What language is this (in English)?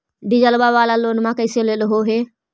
Magahi